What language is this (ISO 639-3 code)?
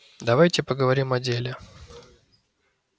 rus